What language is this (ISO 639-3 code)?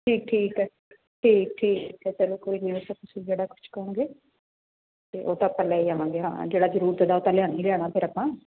pan